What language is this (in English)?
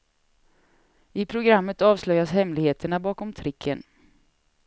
Swedish